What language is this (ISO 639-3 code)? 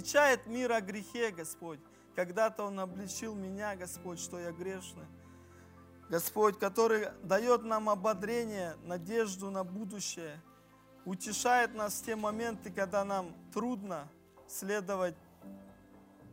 rus